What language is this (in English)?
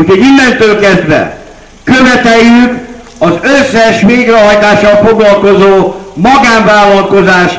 Hungarian